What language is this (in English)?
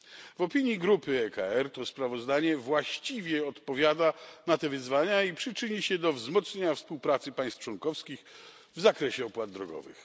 Polish